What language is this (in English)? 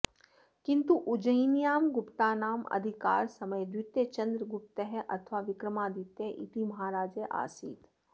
Sanskrit